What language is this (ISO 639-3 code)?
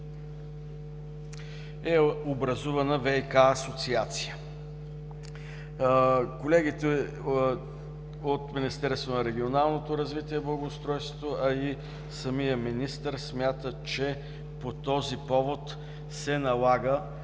bul